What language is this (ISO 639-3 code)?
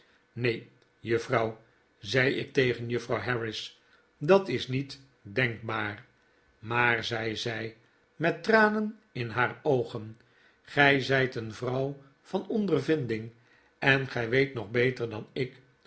nld